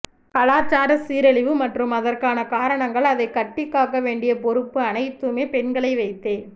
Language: Tamil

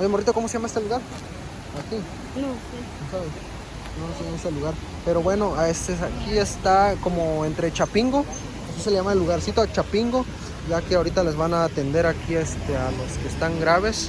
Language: Spanish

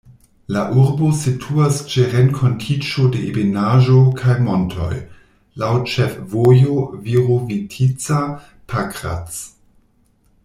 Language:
Esperanto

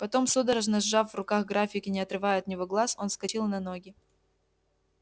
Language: Russian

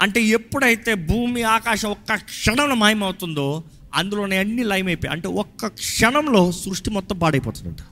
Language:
Telugu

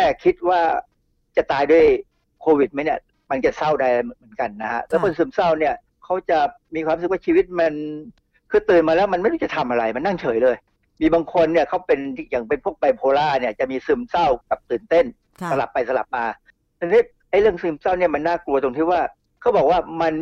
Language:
Thai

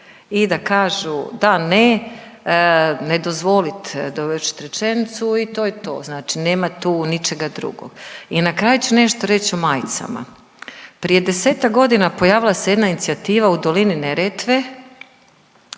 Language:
Croatian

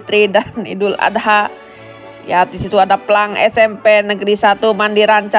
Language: Indonesian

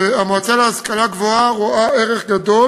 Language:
Hebrew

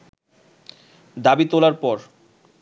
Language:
Bangla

